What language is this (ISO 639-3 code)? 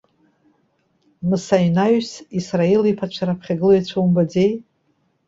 abk